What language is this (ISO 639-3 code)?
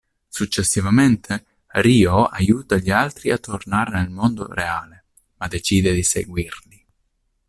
ita